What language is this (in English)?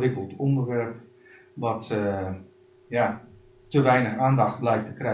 Dutch